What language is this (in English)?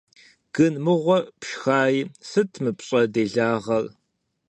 Kabardian